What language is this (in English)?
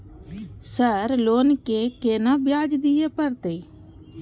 Maithili